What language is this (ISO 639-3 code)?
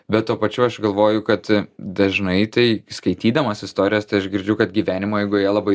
lit